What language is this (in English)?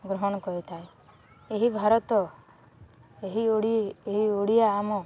Odia